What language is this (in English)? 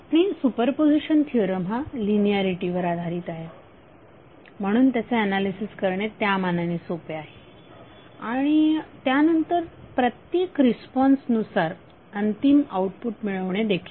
Marathi